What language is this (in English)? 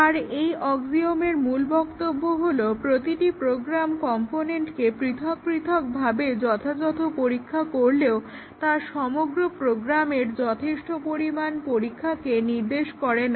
Bangla